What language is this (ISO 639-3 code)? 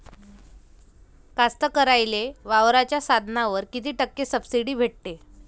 mar